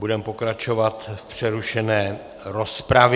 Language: Czech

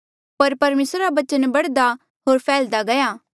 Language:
Mandeali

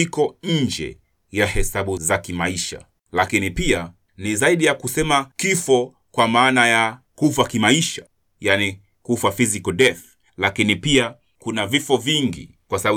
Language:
Swahili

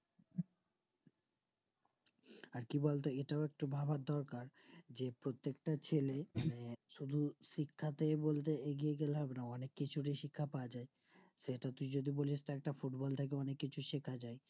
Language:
Bangla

